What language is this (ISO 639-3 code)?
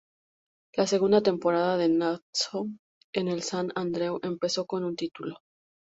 spa